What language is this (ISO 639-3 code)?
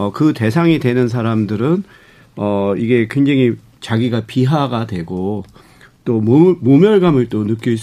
kor